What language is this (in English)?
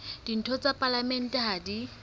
Southern Sotho